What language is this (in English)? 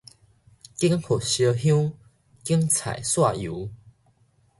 Min Nan Chinese